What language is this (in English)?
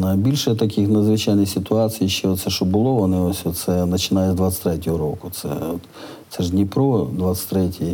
Ukrainian